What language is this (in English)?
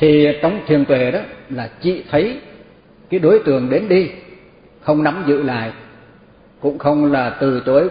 Vietnamese